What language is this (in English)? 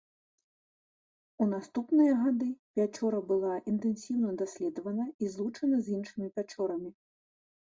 Belarusian